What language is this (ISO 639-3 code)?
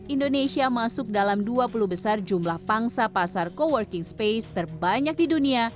ind